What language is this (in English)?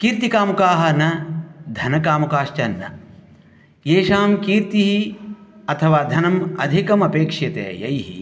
Sanskrit